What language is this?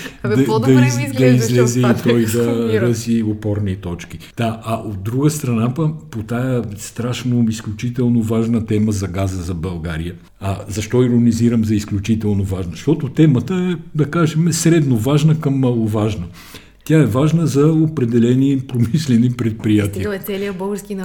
Bulgarian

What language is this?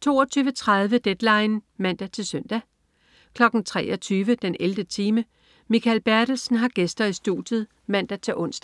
Danish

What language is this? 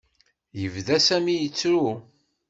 Kabyle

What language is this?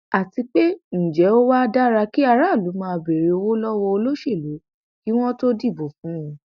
Yoruba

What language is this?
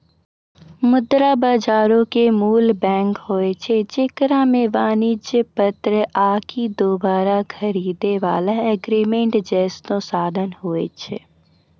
Maithili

